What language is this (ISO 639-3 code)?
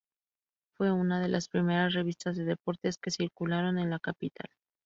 spa